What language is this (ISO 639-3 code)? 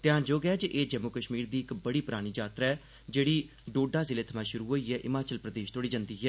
doi